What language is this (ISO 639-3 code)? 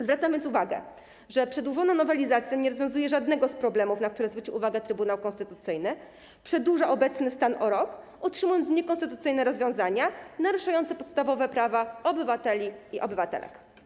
pol